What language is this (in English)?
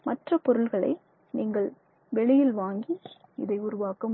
Tamil